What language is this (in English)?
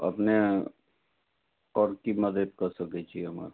Maithili